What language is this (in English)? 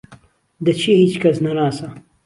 Central Kurdish